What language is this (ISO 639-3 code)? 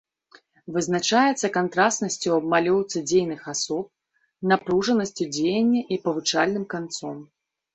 bel